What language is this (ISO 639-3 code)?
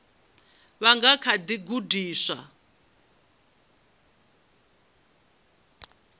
ven